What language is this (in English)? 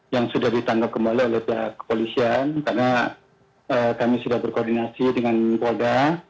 Indonesian